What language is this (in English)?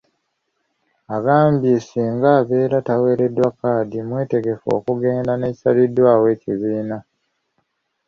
Ganda